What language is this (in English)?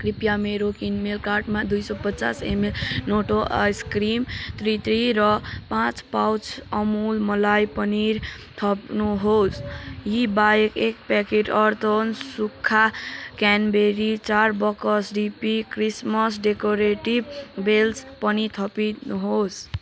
Nepali